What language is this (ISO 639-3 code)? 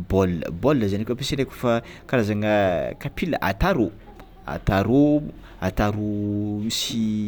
xmw